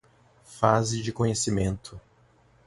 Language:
Portuguese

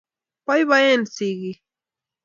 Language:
Kalenjin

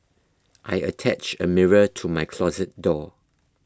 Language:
English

